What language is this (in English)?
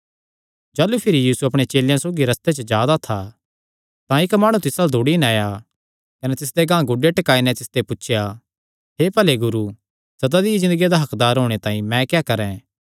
Kangri